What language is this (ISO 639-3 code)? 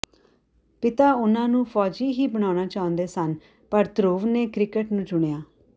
pan